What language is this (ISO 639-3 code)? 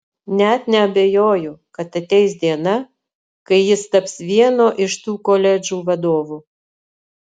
lit